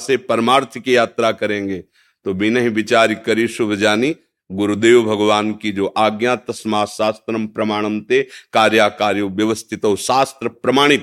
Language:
Hindi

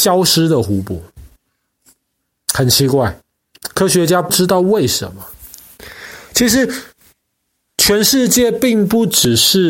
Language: Chinese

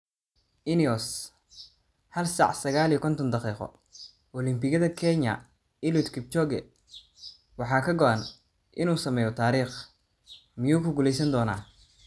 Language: Somali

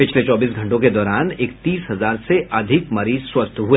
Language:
Hindi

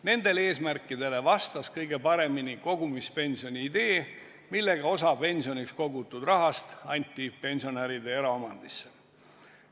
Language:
Estonian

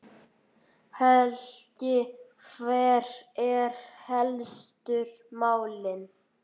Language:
Icelandic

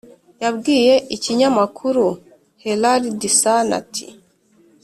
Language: Kinyarwanda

